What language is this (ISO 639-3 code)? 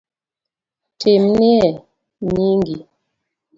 luo